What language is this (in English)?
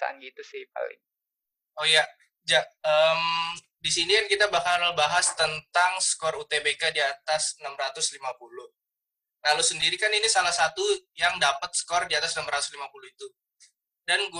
Indonesian